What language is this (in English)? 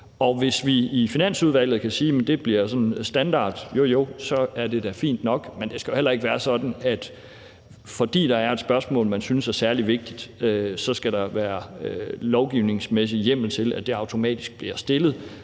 Danish